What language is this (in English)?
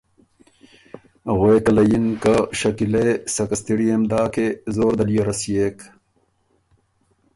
Ormuri